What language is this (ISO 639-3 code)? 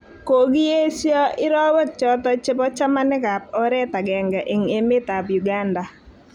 kln